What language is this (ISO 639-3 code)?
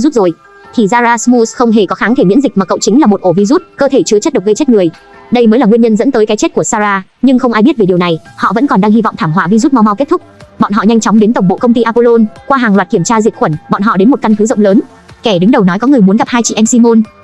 vie